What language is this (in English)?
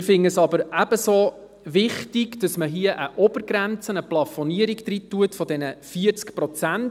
Swiss German